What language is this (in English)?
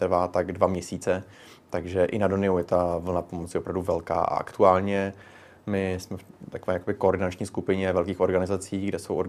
Czech